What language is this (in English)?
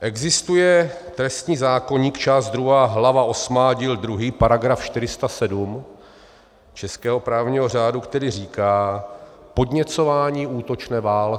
Czech